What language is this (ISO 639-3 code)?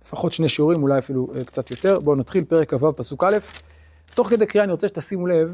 heb